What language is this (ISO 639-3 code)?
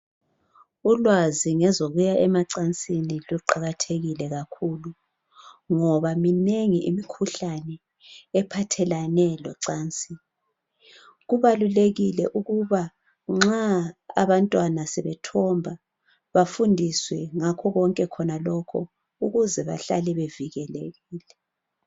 nde